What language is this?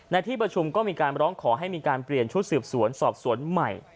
Thai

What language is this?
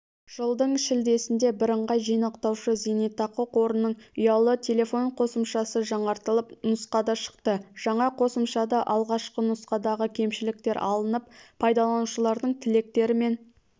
Kazakh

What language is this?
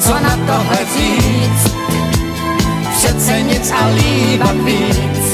Czech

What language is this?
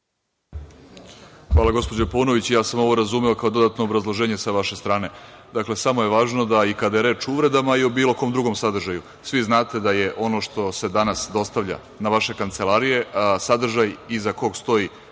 Serbian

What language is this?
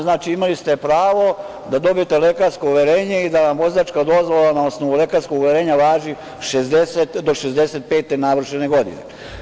Serbian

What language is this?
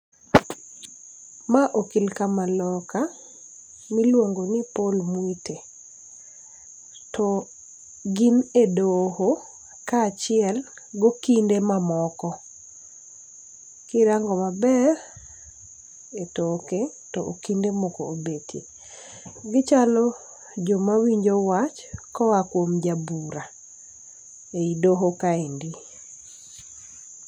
Luo (Kenya and Tanzania)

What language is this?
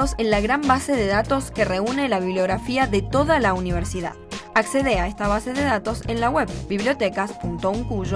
Spanish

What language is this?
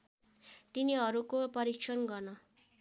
Nepali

